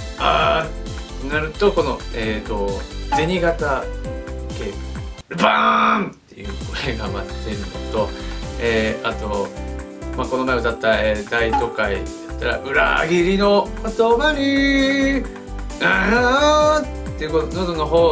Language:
Japanese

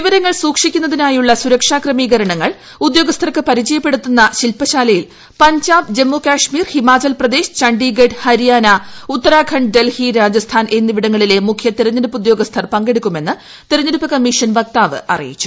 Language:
Malayalam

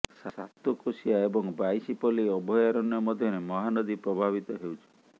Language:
Odia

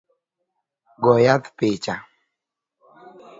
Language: Luo (Kenya and Tanzania)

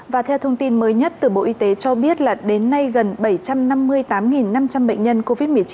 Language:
Vietnamese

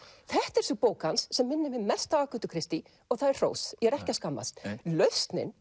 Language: Icelandic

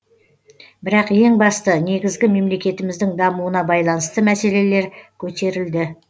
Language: Kazakh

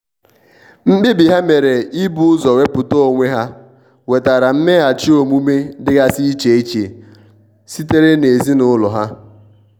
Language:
Igbo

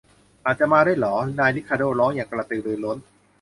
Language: Thai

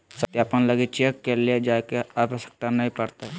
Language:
Magahi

